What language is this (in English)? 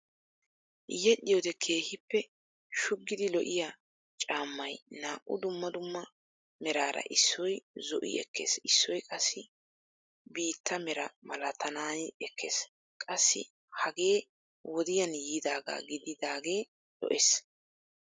Wolaytta